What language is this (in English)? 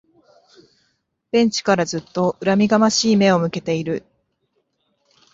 Japanese